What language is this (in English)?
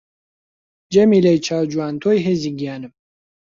Central Kurdish